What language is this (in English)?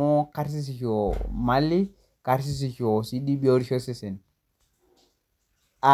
Masai